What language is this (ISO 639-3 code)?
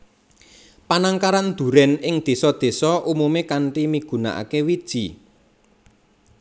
jav